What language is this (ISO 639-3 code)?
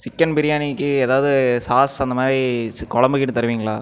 tam